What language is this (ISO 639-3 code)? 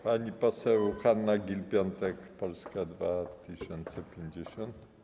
pol